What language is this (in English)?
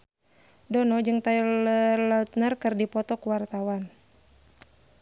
Sundanese